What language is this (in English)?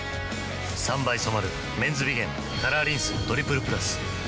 Japanese